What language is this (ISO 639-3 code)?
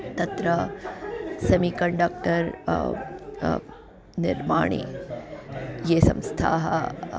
san